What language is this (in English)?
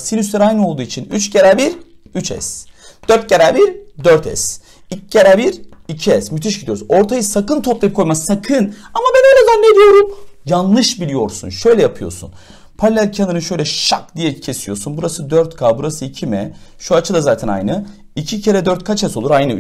Turkish